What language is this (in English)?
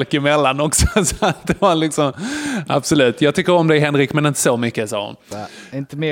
Swedish